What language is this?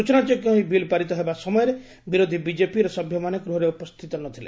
Odia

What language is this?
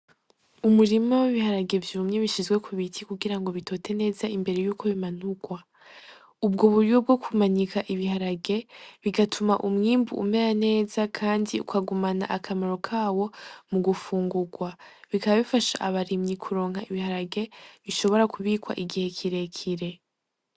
Rundi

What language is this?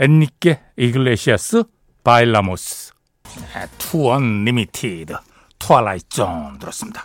Korean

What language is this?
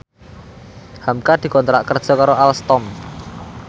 Javanese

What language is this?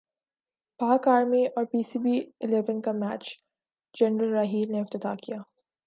Urdu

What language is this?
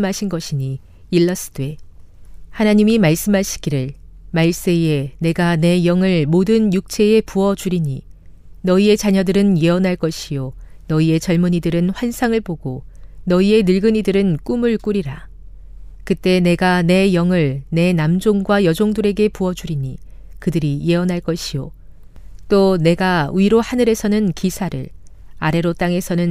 Korean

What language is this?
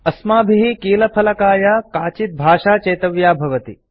Sanskrit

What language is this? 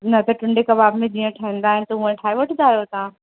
Sindhi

